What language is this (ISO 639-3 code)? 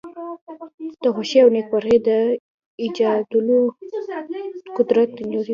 pus